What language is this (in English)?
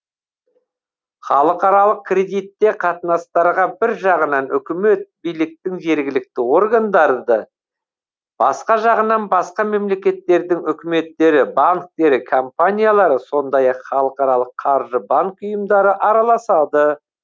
Kazakh